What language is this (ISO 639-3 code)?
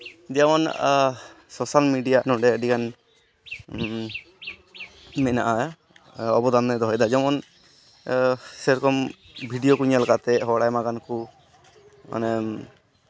sat